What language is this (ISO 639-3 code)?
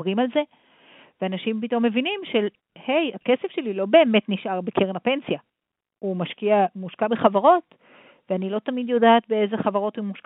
heb